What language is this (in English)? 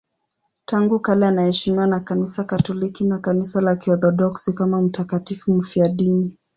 Swahili